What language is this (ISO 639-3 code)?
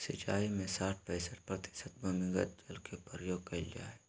mag